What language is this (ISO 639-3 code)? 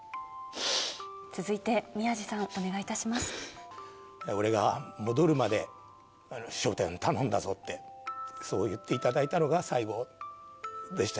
jpn